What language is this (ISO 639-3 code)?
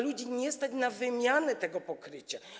pol